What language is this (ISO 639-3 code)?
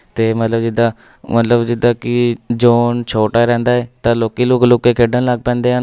pan